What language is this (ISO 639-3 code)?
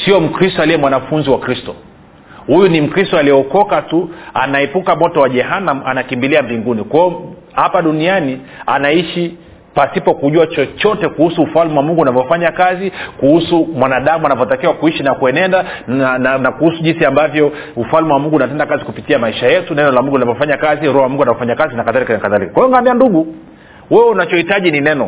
swa